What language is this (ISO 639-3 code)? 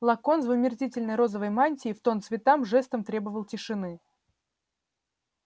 rus